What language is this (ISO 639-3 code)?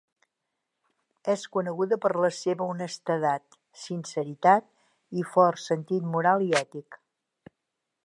cat